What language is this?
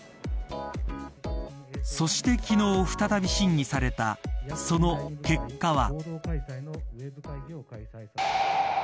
Japanese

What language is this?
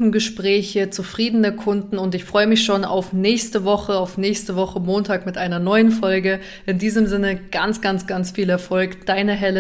German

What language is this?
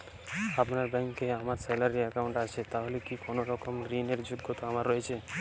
Bangla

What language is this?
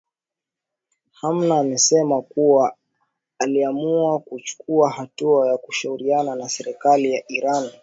Swahili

